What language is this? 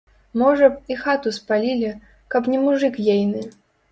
Belarusian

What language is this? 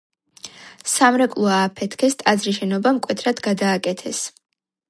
Georgian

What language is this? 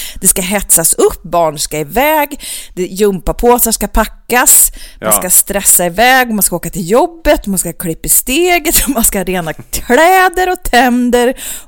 Swedish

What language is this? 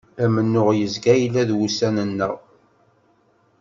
Kabyle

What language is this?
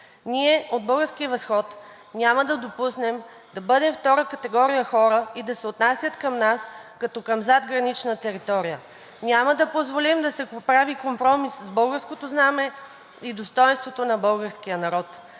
Bulgarian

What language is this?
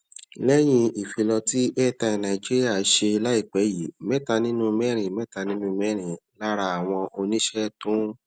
Yoruba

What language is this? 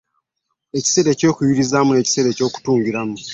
Ganda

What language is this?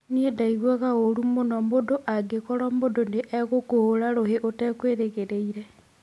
Kikuyu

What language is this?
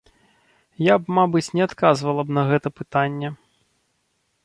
Belarusian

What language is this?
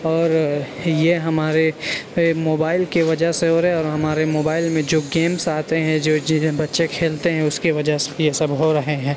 Urdu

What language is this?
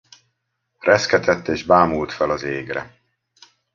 Hungarian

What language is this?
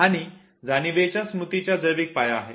Marathi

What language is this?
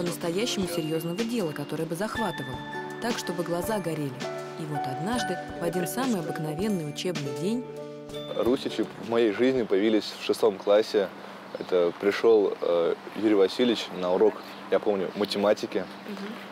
Russian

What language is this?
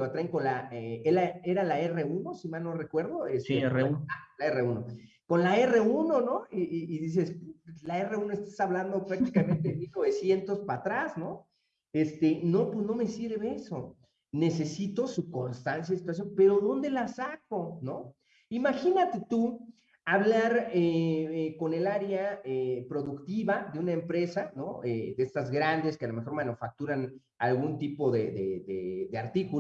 Spanish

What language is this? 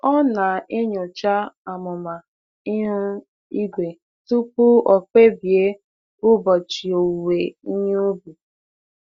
Igbo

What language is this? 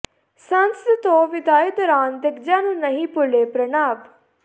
Punjabi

